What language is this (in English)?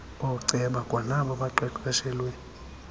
Xhosa